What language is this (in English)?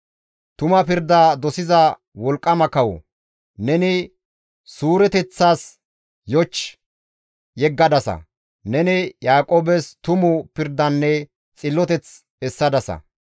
Gamo